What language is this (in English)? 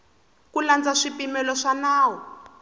Tsonga